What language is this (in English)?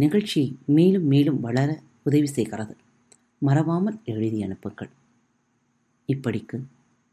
Tamil